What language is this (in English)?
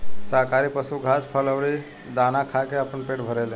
Bhojpuri